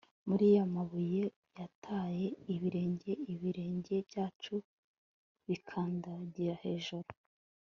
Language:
Kinyarwanda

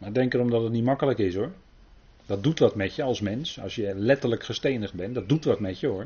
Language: Dutch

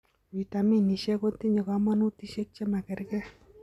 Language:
Kalenjin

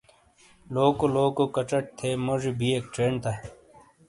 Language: Shina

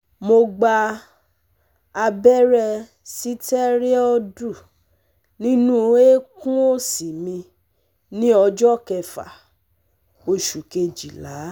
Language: Yoruba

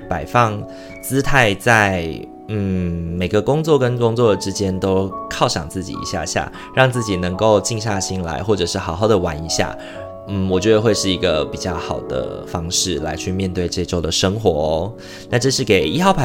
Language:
Chinese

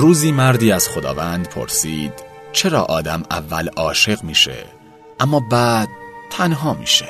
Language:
Persian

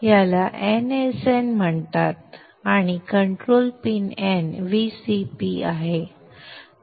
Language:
Marathi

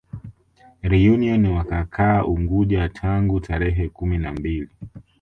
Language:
Swahili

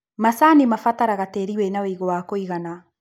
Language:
Kikuyu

